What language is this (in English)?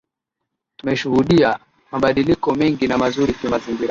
Swahili